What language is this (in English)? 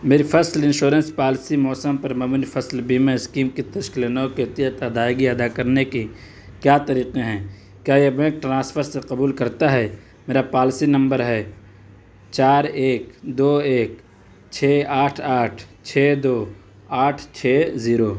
Urdu